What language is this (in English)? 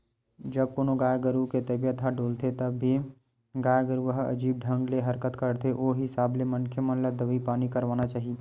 Chhattisgarhi